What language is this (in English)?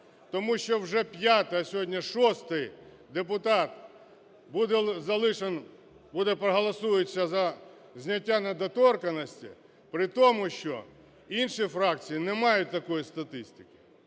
Ukrainian